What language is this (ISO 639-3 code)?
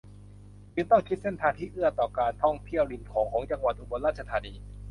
tha